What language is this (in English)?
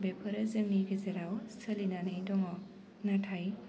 Bodo